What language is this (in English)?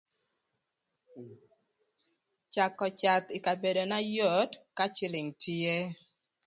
Thur